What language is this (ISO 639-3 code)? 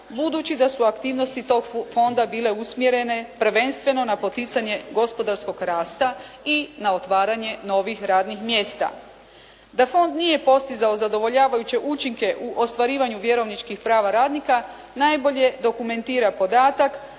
hrv